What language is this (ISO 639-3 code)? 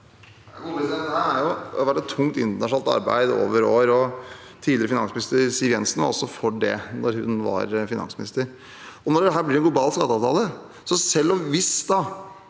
nor